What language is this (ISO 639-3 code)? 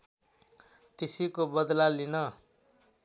nep